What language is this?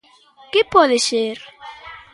Galician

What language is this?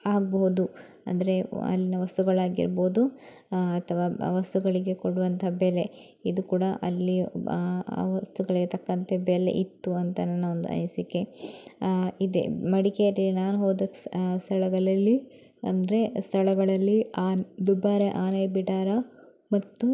Kannada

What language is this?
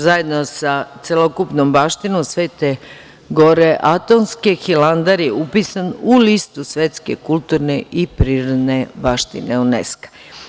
Serbian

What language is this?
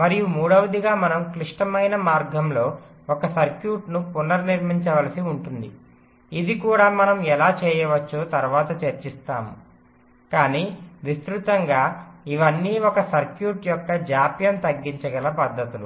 Telugu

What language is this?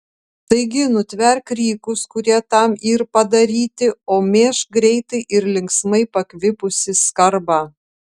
Lithuanian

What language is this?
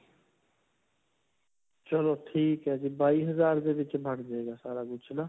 Punjabi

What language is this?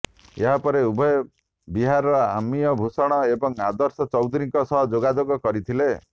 Odia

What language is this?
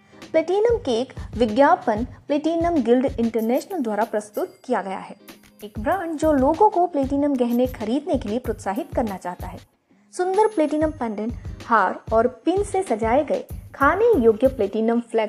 Hindi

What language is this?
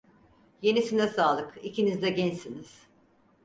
Turkish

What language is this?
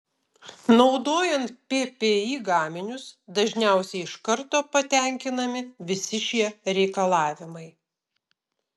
Lithuanian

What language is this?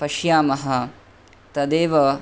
Sanskrit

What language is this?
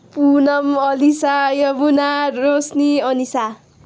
Nepali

